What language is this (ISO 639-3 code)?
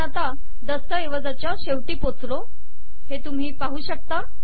mar